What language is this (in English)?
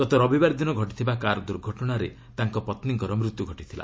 Odia